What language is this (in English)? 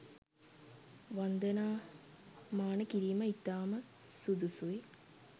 Sinhala